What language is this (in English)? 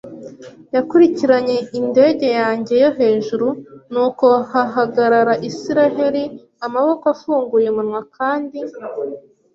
Kinyarwanda